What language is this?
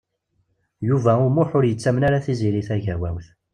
Kabyle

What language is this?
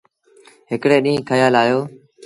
Sindhi Bhil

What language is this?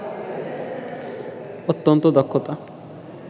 Bangla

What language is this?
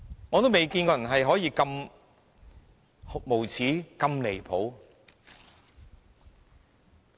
Cantonese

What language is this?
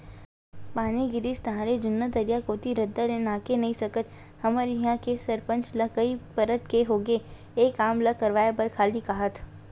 Chhattisgarhi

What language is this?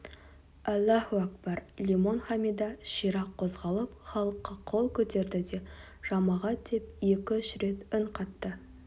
Kazakh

